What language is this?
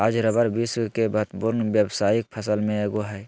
Magahi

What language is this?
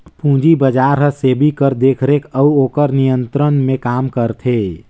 Chhattisgarhi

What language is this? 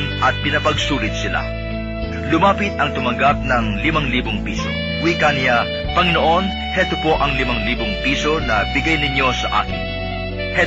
Filipino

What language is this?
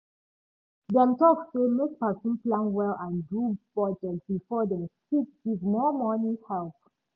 Nigerian Pidgin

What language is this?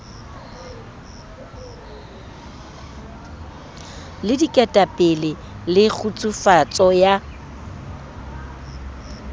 Southern Sotho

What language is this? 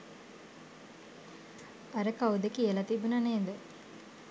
Sinhala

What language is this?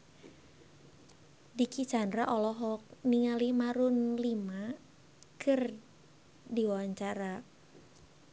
Sundanese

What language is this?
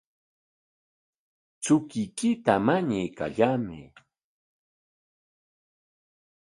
Corongo Ancash Quechua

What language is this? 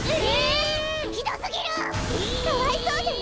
Japanese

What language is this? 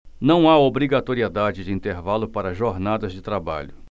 Portuguese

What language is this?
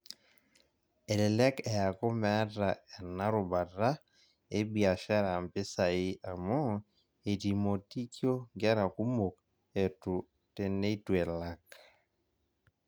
Masai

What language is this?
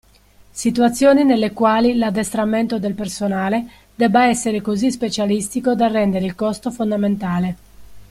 Italian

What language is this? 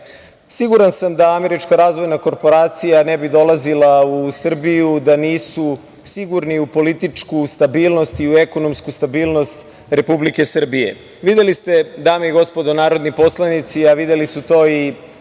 Serbian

